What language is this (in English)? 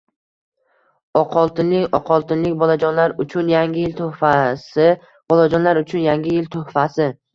Uzbek